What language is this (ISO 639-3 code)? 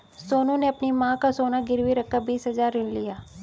hin